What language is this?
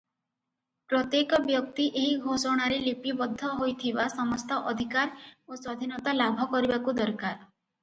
Odia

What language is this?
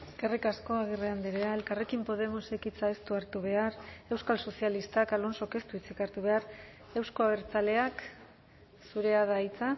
Basque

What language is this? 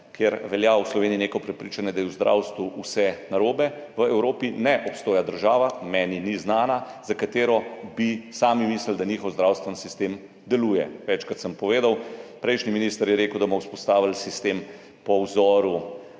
Slovenian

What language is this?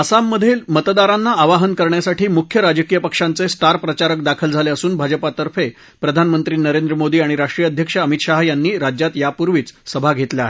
Marathi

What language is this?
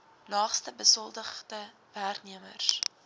Afrikaans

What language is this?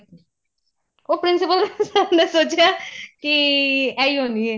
Punjabi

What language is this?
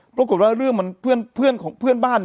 Thai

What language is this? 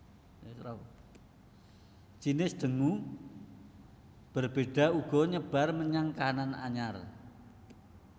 Javanese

